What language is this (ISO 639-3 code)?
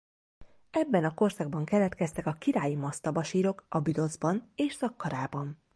hun